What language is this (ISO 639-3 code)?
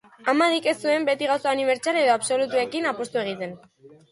eus